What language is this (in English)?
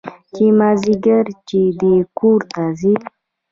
Pashto